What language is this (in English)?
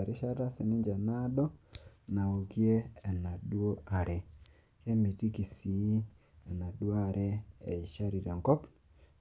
Masai